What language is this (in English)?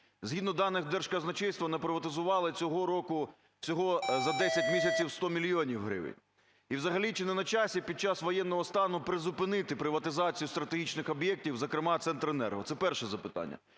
Ukrainian